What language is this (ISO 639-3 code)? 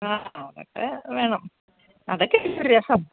mal